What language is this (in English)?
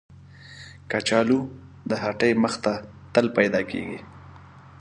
Pashto